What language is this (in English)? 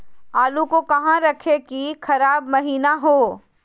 Magahi